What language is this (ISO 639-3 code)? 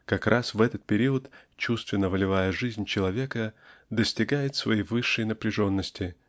rus